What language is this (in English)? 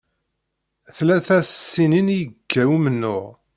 Kabyle